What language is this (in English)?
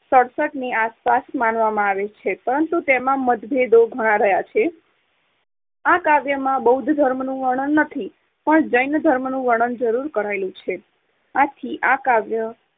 Gujarati